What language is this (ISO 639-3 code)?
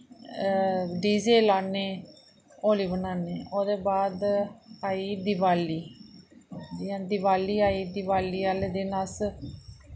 doi